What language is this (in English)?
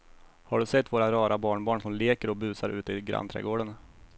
Swedish